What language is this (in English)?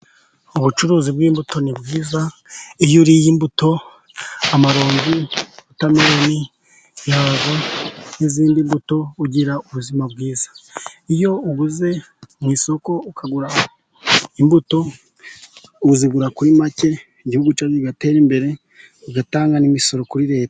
Kinyarwanda